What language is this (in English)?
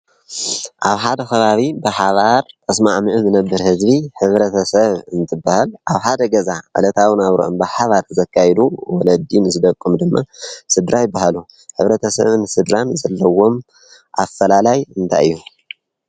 Tigrinya